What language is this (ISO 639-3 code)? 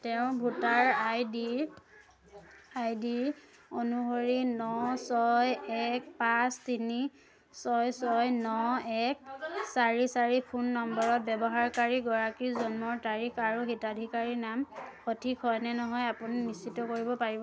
asm